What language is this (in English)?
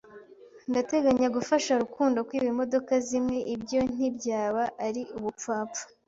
Kinyarwanda